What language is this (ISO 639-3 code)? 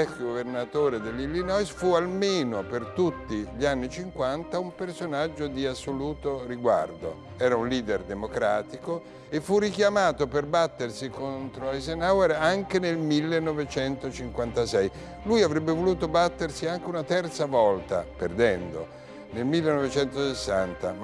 ita